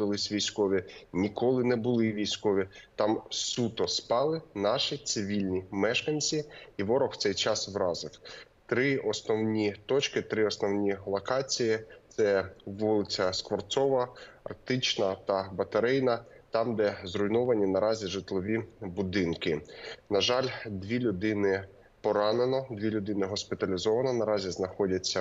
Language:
Ukrainian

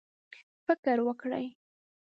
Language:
Pashto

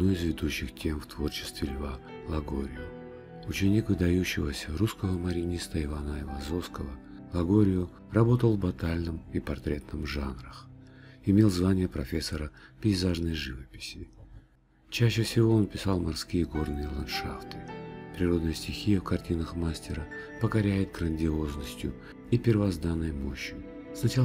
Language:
Russian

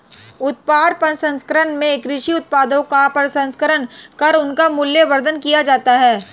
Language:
Hindi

